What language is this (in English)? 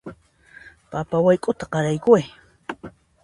Puno Quechua